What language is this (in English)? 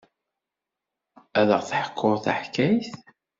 Kabyle